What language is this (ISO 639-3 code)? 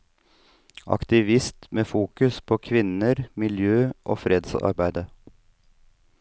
nor